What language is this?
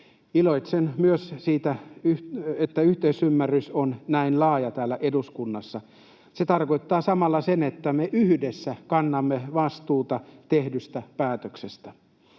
Finnish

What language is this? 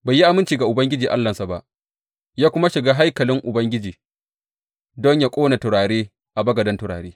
Hausa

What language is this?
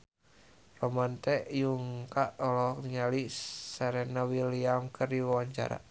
Sundanese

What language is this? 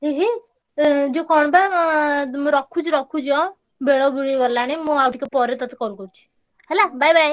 Odia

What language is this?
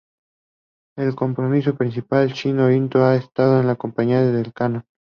Spanish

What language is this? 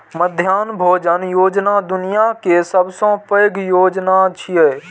Maithili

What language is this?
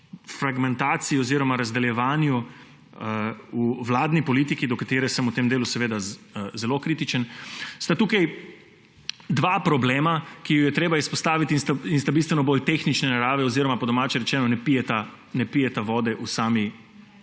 Slovenian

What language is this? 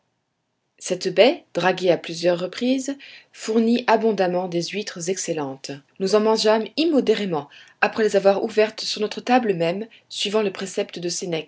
French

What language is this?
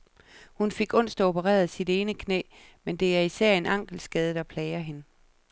Danish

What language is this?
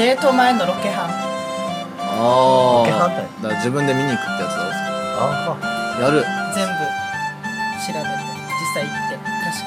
Japanese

